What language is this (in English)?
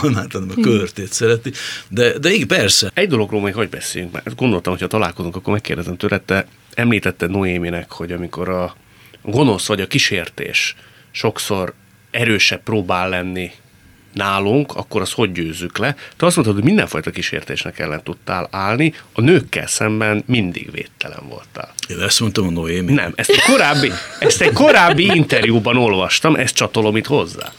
Hungarian